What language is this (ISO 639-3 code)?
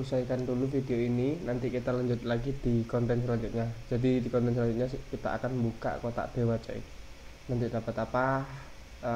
ind